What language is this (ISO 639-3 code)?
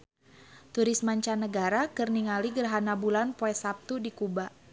sun